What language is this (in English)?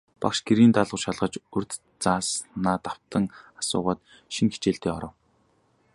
Mongolian